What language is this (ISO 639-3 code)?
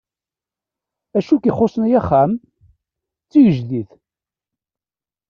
kab